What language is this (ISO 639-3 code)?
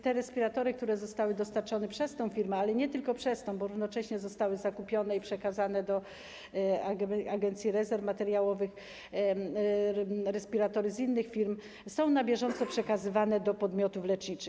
pol